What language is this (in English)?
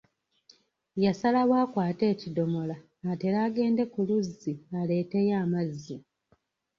Ganda